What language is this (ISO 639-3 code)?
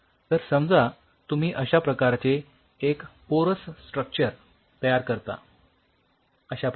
mar